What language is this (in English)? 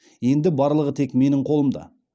Kazakh